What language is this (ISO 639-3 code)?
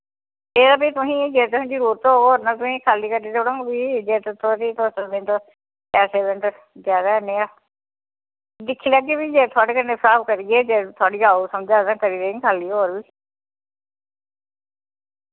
doi